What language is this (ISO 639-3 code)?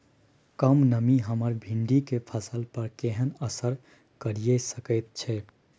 mai